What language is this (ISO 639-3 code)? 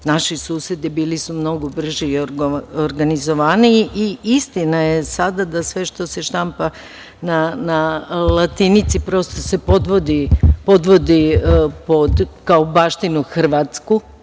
srp